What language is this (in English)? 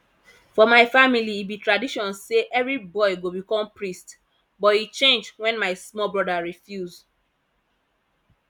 Nigerian Pidgin